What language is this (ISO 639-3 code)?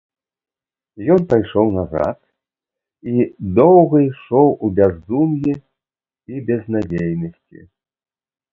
bel